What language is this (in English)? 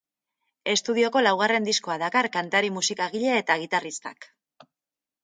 Basque